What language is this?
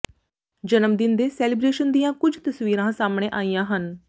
Punjabi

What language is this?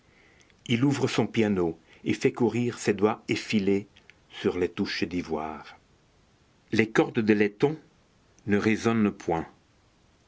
French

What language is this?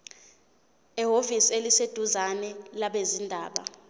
Zulu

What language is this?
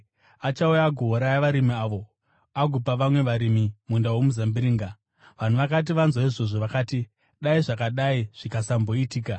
Shona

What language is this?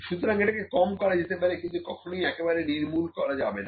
Bangla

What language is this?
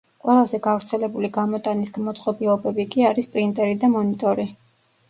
Georgian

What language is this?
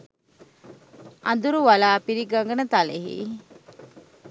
Sinhala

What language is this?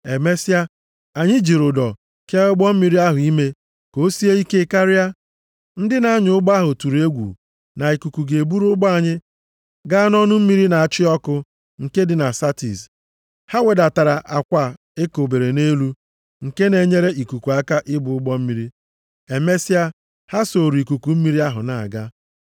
Igbo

